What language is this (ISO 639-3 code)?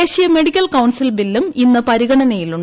mal